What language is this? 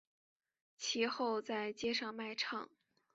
Chinese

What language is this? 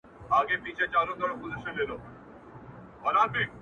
Pashto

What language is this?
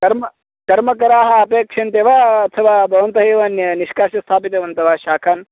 Sanskrit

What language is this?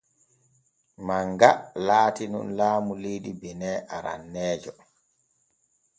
Borgu Fulfulde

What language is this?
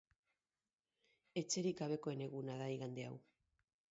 Basque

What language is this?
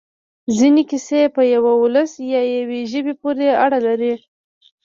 Pashto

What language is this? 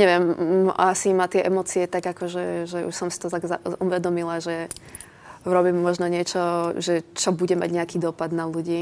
Czech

